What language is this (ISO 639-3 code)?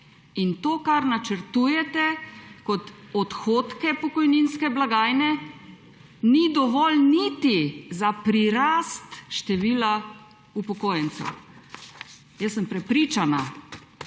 slv